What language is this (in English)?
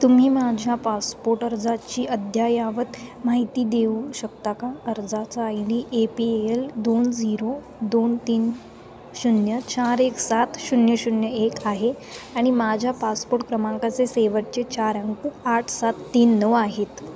Marathi